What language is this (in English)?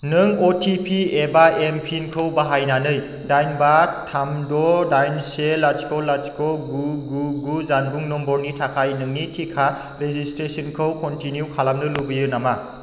Bodo